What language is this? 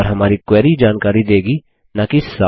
Hindi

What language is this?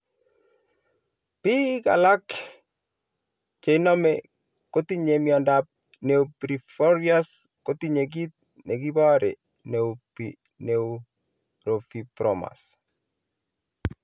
Kalenjin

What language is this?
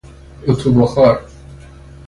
Persian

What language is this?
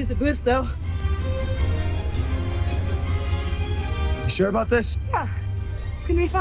Korean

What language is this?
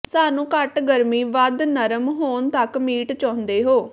Punjabi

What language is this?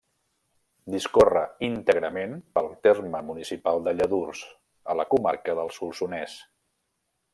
Catalan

